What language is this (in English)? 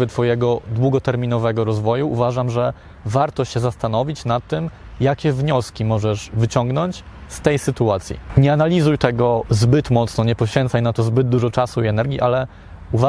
Polish